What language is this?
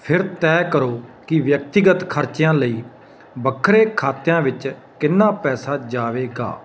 Punjabi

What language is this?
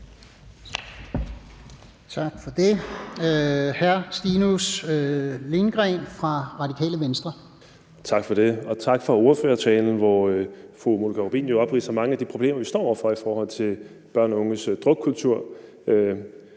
Danish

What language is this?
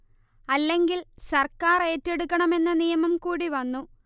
Malayalam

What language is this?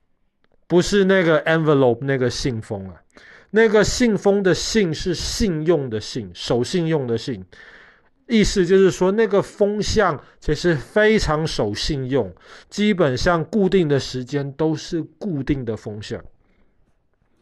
Chinese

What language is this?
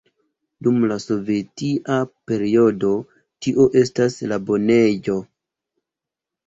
Esperanto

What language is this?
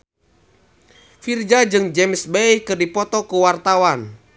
Sundanese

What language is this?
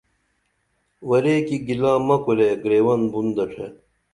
Dameli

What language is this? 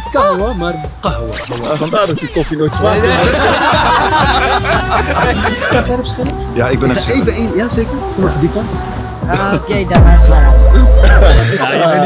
Dutch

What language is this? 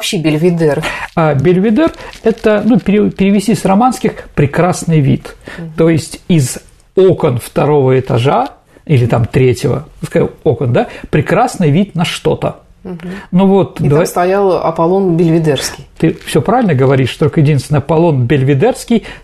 Russian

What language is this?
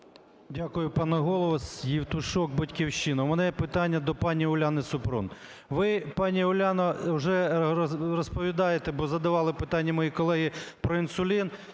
Ukrainian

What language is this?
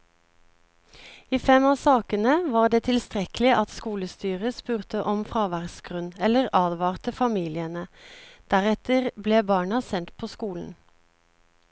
Norwegian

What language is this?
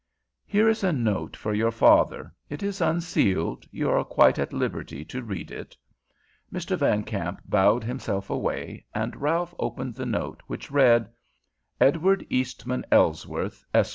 English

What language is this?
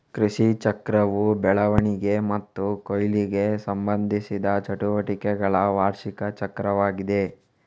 Kannada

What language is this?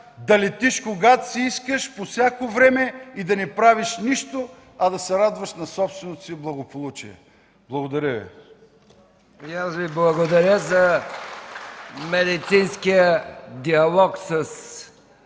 Bulgarian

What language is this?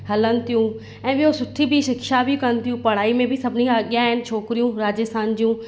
Sindhi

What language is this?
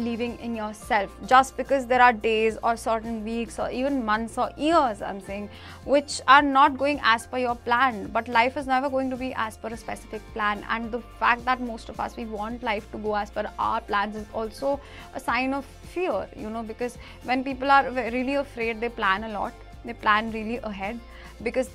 English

